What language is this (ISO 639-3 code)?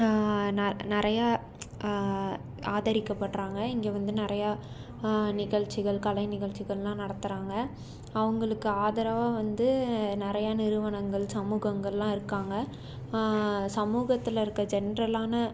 tam